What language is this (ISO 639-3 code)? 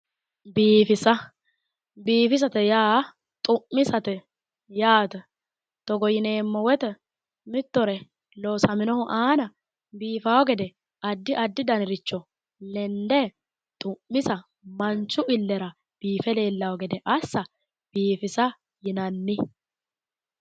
sid